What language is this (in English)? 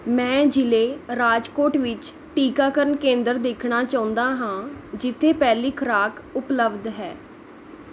Punjabi